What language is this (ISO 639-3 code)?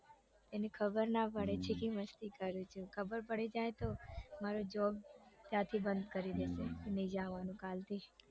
guj